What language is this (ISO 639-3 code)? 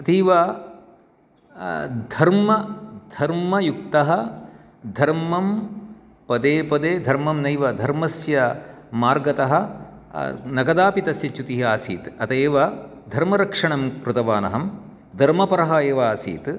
san